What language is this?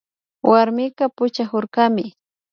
Imbabura Highland Quichua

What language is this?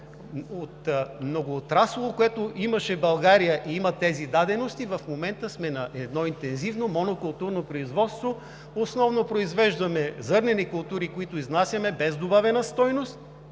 Bulgarian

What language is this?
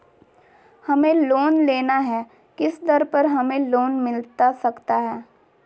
Magahi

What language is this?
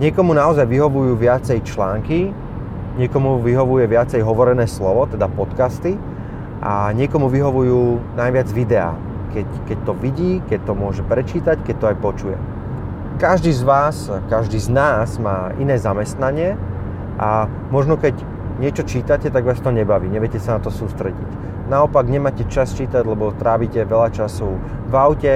Slovak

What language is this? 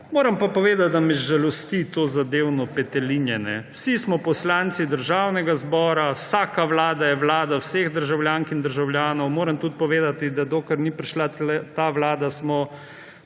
Slovenian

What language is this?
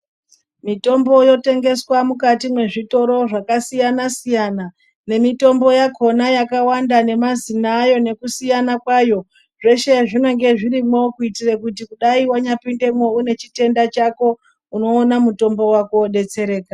Ndau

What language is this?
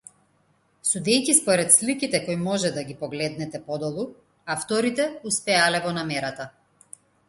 Macedonian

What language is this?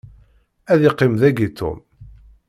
Kabyle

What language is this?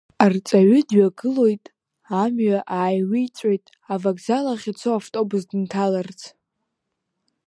Abkhazian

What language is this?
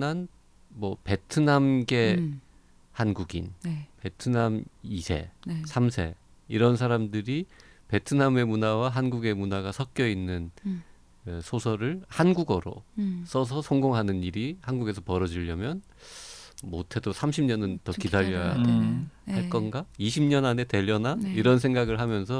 Korean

